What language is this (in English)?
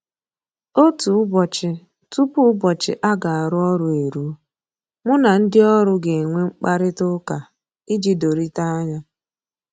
Igbo